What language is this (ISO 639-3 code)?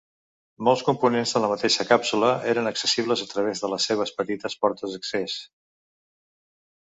cat